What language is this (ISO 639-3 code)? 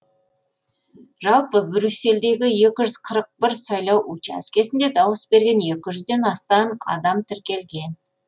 kaz